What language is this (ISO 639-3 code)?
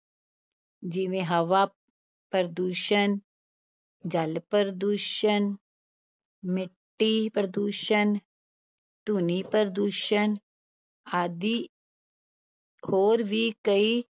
pan